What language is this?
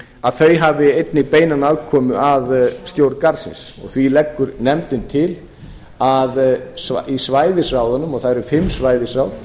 Icelandic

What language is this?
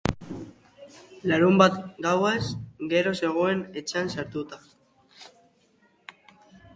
Basque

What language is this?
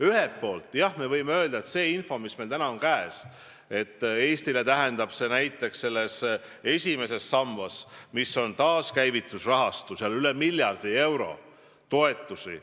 Estonian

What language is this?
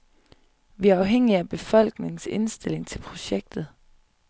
Danish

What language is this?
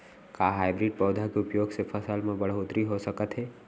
Chhattisgarhi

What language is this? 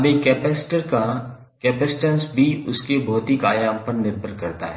Hindi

